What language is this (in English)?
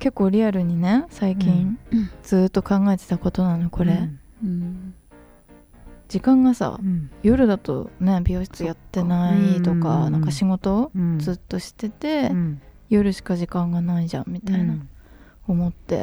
Japanese